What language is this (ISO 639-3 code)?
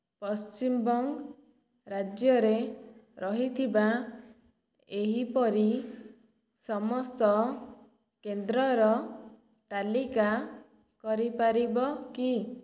ori